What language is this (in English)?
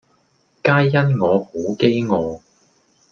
Cantonese